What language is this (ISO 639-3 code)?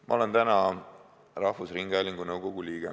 est